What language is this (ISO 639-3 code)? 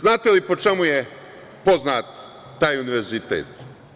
srp